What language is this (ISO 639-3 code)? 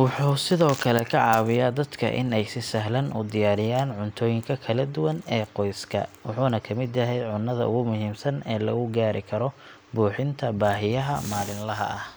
som